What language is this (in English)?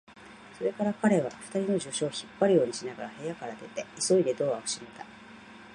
Japanese